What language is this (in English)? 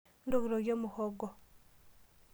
Masai